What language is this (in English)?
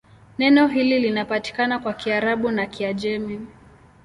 Swahili